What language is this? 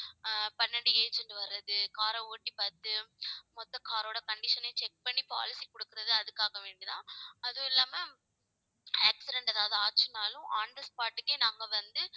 Tamil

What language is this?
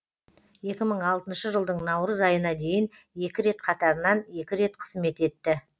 Kazakh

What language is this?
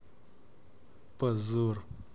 Russian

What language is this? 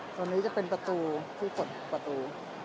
Thai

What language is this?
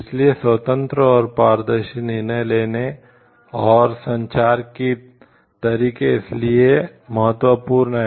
Hindi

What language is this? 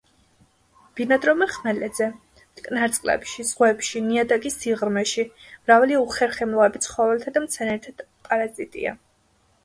Georgian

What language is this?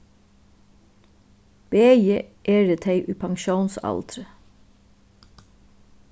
Faroese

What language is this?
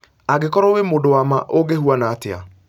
Kikuyu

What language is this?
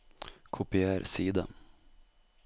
Norwegian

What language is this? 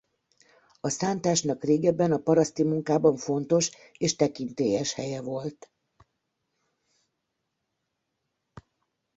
Hungarian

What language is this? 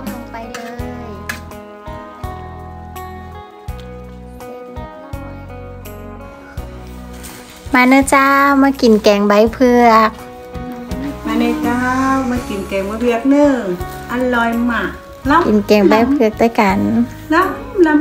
Thai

